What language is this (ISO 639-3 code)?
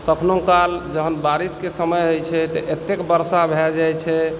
mai